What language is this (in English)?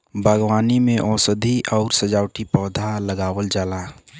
Bhojpuri